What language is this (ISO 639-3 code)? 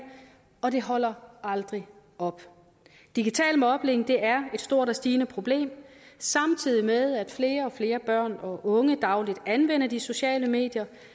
dan